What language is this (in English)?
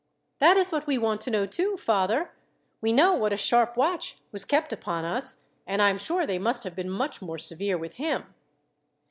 English